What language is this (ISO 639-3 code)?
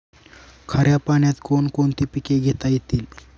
mar